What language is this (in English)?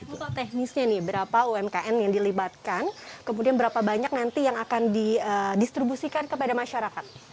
Indonesian